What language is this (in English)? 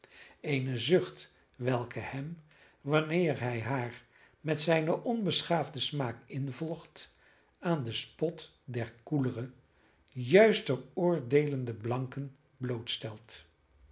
Dutch